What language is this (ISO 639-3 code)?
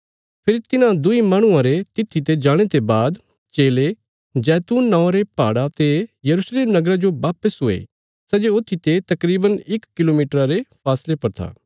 kfs